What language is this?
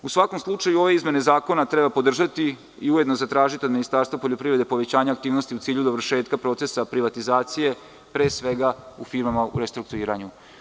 Serbian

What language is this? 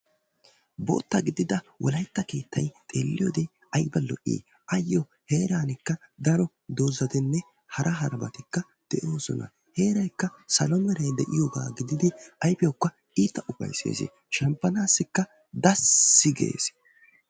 Wolaytta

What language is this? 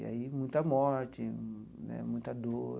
Portuguese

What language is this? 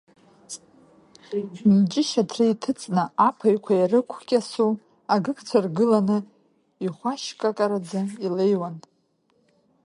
Abkhazian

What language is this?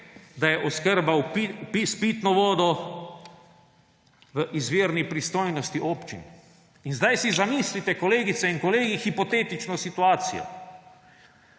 Slovenian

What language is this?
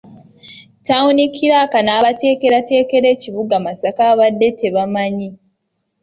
Ganda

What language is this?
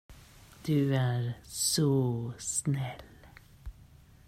Swedish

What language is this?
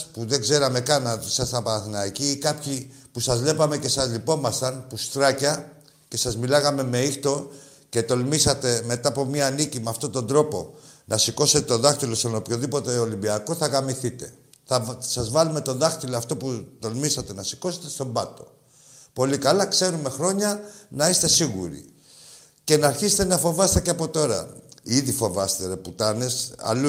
Greek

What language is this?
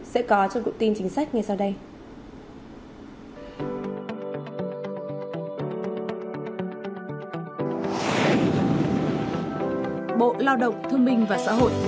Vietnamese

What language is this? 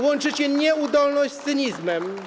Polish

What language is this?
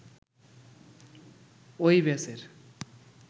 Bangla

